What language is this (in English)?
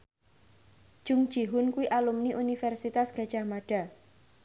Javanese